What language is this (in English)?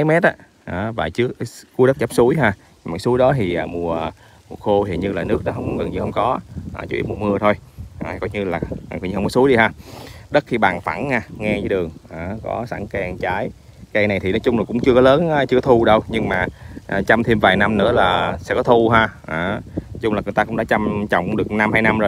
Vietnamese